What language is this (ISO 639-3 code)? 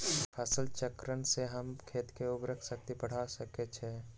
mag